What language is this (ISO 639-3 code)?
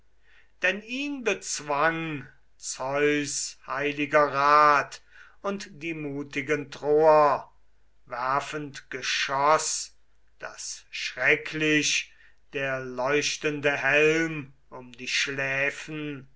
deu